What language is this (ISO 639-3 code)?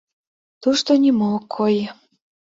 chm